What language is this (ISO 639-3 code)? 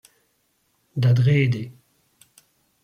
bre